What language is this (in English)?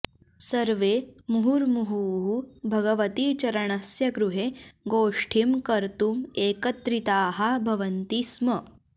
Sanskrit